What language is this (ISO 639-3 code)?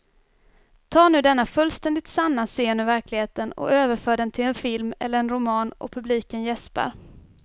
swe